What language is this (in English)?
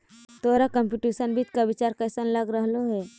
Magahi